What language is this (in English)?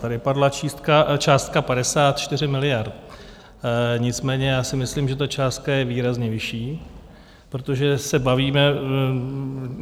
Czech